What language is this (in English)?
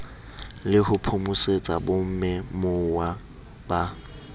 Southern Sotho